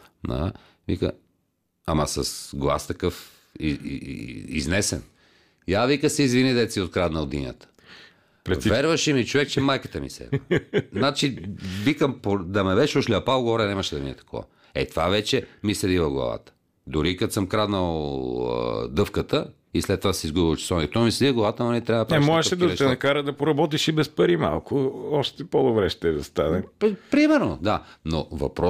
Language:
Bulgarian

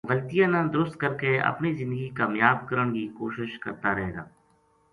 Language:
Gujari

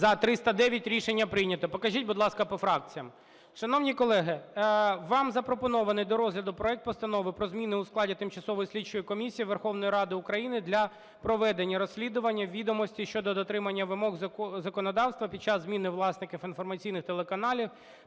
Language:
Ukrainian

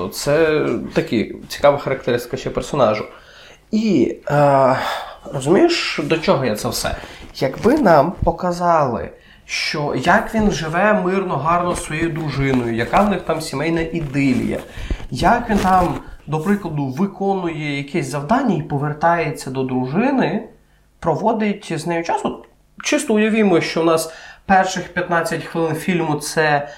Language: Ukrainian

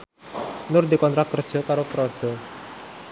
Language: Javanese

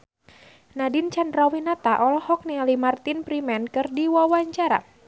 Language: Sundanese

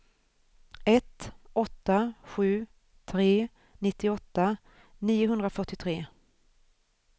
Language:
Swedish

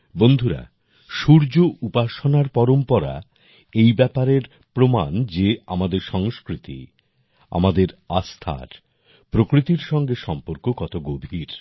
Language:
Bangla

